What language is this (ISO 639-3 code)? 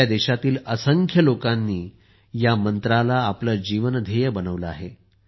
mar